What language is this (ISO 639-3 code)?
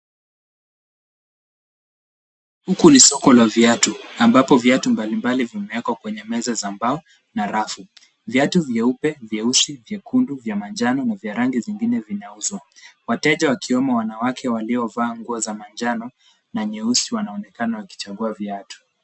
swa